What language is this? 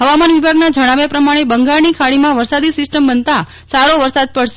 Gujarati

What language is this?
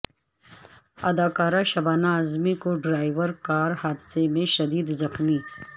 Urdu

